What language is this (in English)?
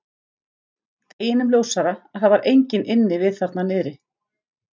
Icelandic